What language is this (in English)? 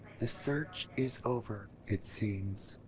English